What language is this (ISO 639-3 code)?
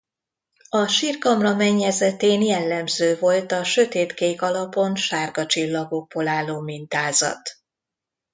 hun